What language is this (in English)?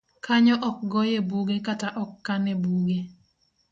Luo (Kenya and Tanzania)